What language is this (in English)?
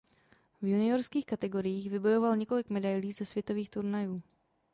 Czech